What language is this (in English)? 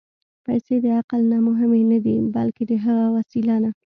Pashto